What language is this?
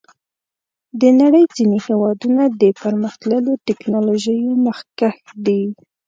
Pashto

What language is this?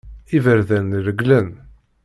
Kabyle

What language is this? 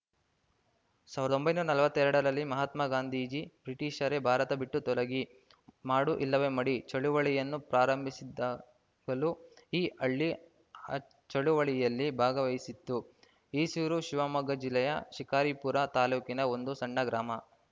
Kannada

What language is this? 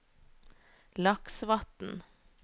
Norwegian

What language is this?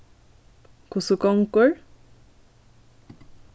Faroese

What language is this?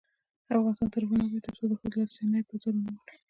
Pashto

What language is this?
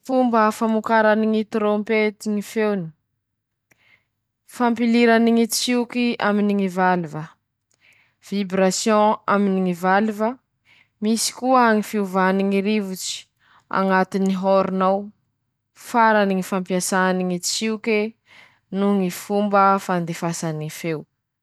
Masikoro Malagasy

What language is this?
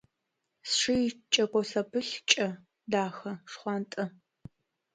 Adyghe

